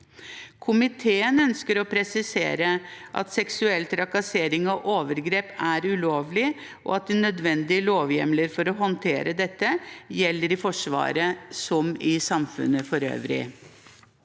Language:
Norwegian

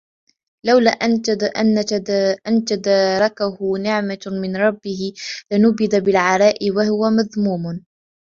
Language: Arabic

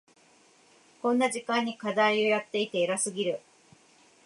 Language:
Japanese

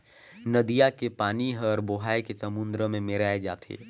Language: Chhattisgarhi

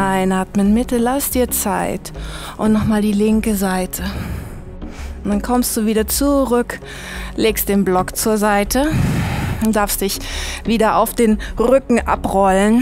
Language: German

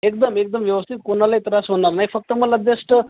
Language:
Marathi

